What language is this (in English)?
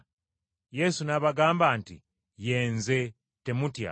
Ganda